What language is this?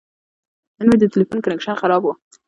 Pashto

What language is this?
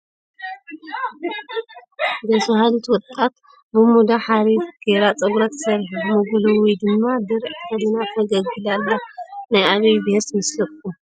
Tigrinya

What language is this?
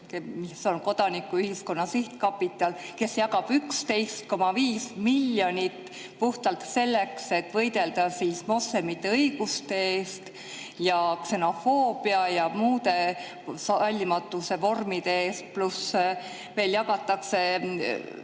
Estonian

